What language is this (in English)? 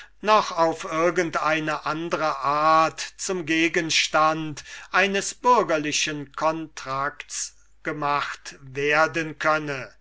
German